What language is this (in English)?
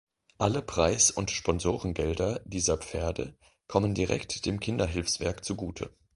German